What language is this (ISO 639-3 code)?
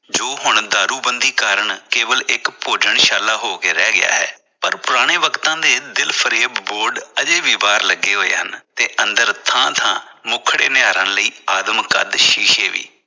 pan